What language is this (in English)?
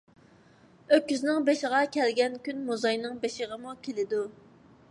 Uyghur